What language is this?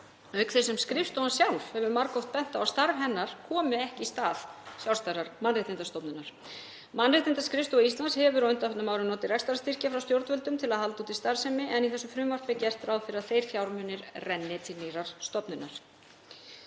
Icelandic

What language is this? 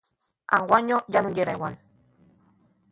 Asturian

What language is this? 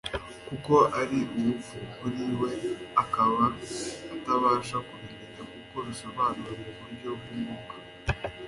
Kinyarwanda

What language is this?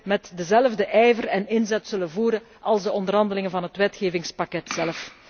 Dutch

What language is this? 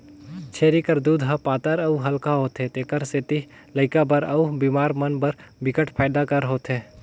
Chhattisgarhi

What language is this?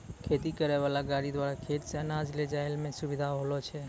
Maithili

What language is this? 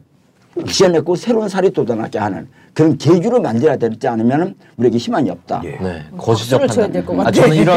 Korean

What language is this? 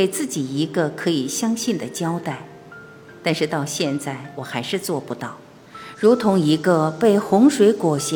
Chinese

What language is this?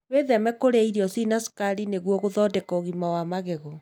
Kikuyu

